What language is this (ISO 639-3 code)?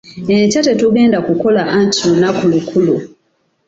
lug